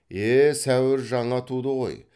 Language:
Kazakh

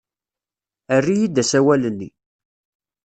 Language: Kabyle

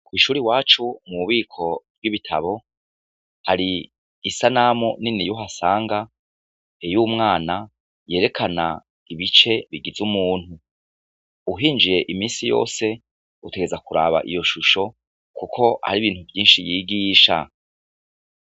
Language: Rundi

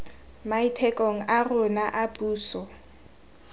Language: Tswana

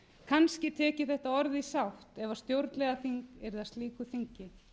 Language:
Icelandic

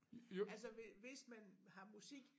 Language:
Danish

